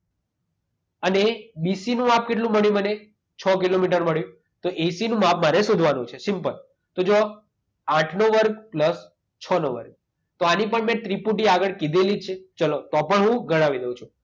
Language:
Gujarati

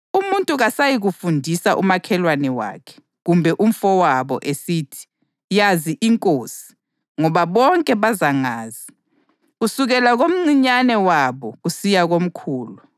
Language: North Ndebele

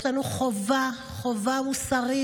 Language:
Hebrew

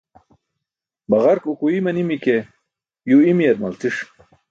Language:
Burushaski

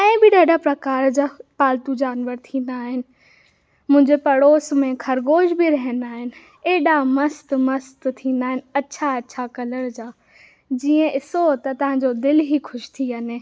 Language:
Sindhi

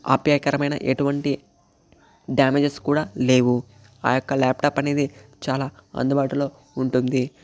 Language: Telugu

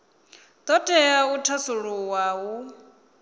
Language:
Venda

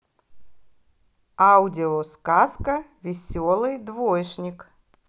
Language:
Russian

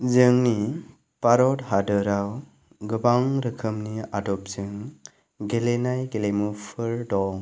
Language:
Bodo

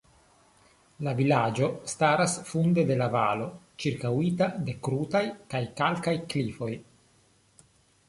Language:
Esperanto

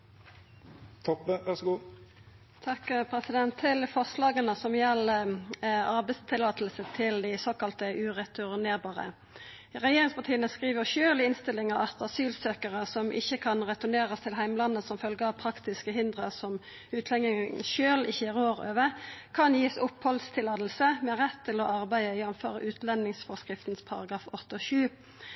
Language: Norwegian Nynorsk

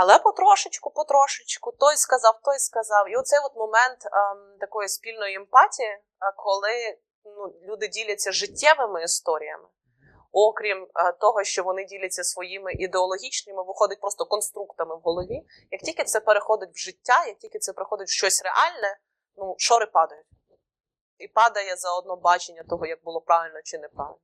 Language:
Ukrainian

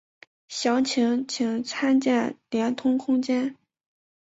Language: Chinese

